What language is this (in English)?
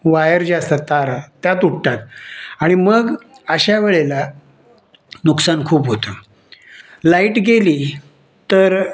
Marathi